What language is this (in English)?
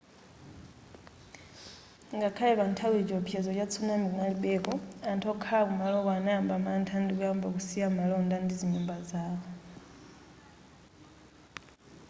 Nyanja